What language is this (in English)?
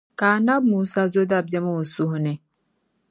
Dagbani